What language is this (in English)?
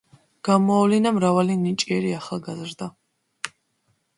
Georgian